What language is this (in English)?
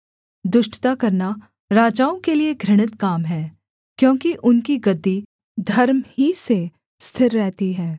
Hindi